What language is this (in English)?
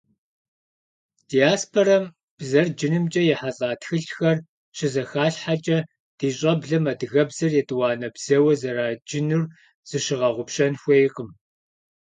Kabardian